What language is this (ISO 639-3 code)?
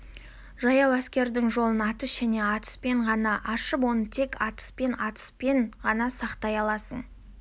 kaz